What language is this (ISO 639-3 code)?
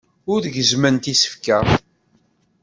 kab